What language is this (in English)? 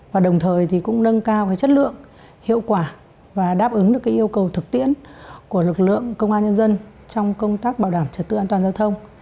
Vietnamese